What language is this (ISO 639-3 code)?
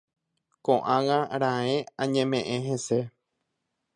grn